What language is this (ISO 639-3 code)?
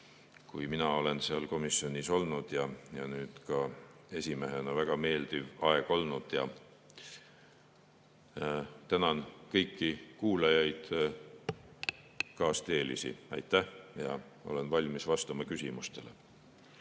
est